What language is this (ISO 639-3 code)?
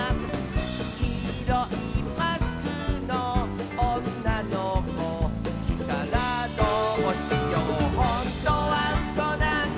jpn